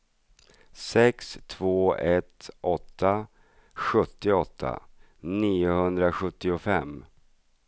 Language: Swedish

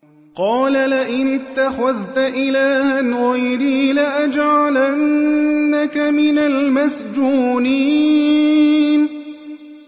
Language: Arabic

